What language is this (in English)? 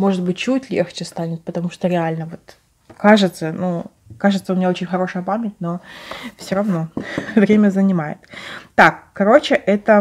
Russian